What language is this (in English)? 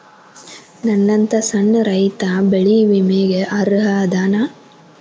Kannada